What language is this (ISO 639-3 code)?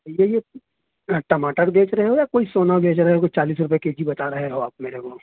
urd